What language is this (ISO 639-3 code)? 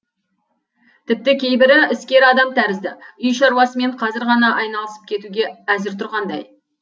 kaz